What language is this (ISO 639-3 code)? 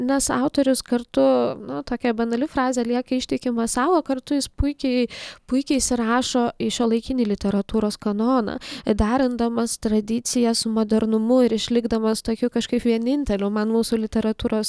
lit